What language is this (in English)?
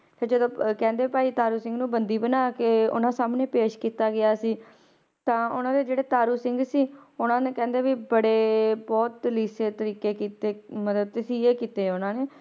Punjabi